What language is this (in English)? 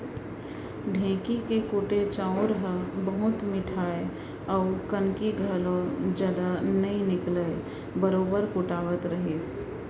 Chhattisgarhi